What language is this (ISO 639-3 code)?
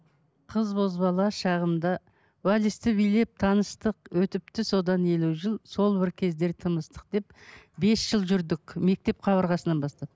kaz